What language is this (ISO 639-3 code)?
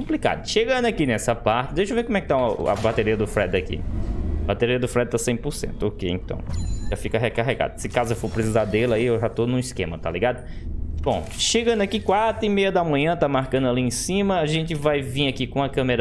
por